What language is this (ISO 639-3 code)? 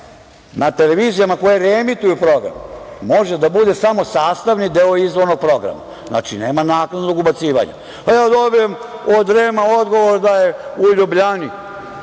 srp